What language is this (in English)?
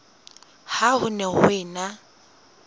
Southern Sotho